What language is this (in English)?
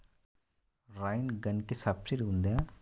Telugu